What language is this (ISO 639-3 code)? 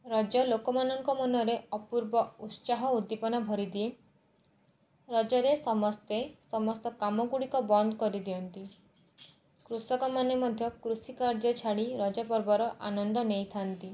ori